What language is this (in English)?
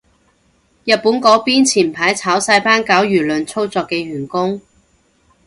Cantonese